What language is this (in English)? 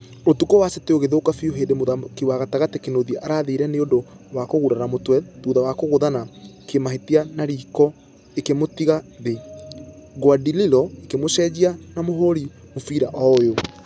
Kikuyu